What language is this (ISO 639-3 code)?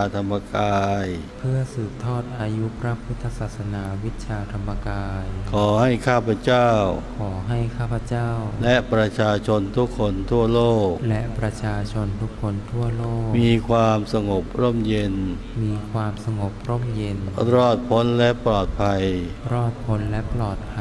tha